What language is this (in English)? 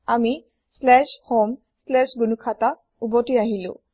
Assamese